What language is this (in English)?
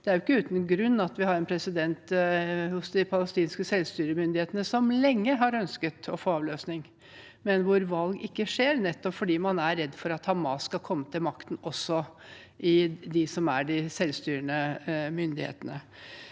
Norwegian